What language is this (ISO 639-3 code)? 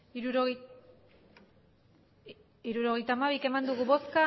eus